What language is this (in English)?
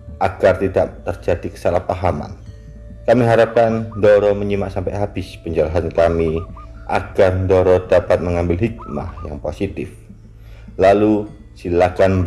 Indonesian